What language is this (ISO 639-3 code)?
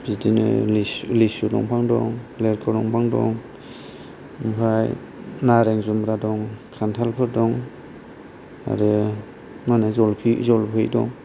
brx